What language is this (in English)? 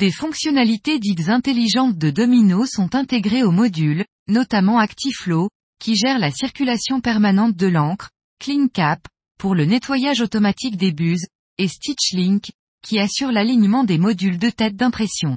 French